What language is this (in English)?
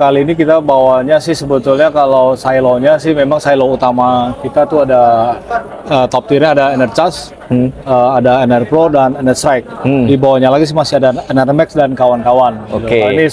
Indonesian